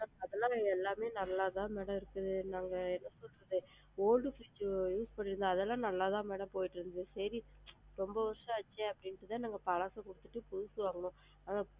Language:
Tamil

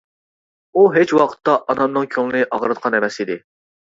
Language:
Uyghur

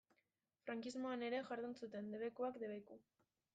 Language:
Basque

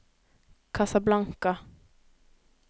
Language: Norwegian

